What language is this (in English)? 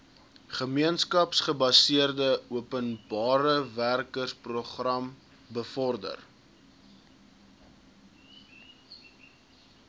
Afrikaans